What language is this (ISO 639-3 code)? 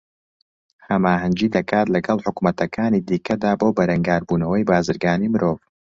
ckb